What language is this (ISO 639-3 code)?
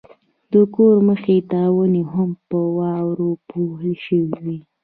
pus